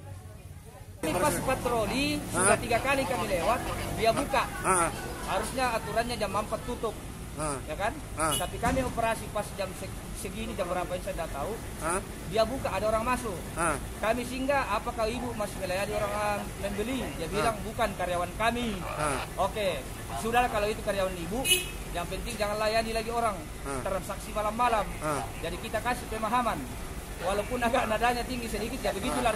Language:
Indonesian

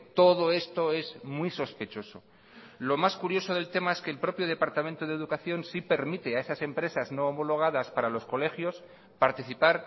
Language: Spanish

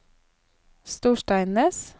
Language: Norwegian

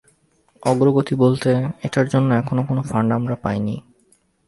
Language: Bangla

